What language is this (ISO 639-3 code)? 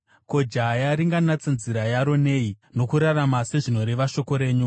sna